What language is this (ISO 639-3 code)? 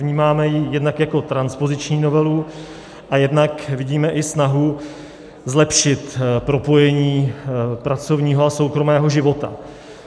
ces